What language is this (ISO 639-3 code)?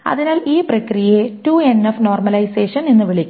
mal